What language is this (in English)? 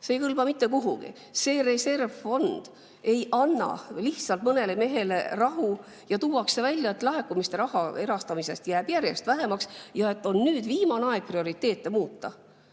Estonian